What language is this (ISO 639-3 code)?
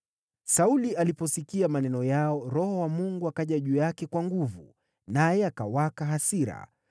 swa